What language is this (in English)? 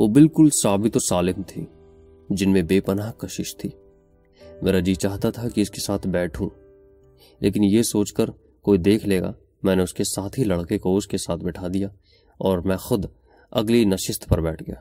Urdu